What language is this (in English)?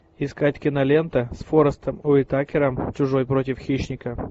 Russian